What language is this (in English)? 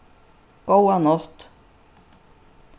Faroese